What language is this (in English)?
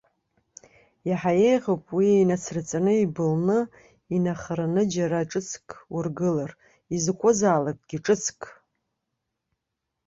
Abkhazian